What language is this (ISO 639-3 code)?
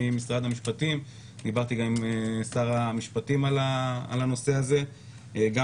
heb